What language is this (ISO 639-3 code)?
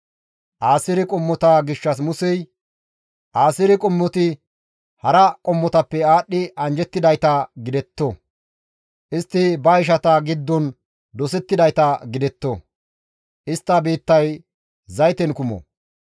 gmv